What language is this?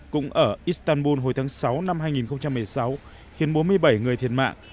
Vietnamese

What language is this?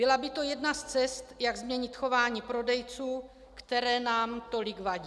Czech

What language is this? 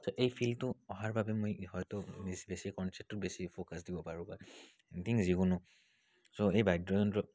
Assamese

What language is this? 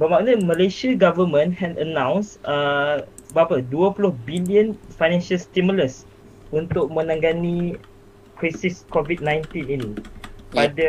Malay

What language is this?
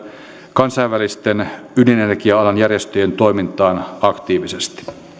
Finnish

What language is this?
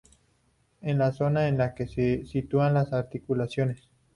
Spanish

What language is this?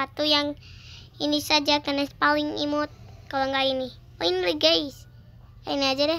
Indonesian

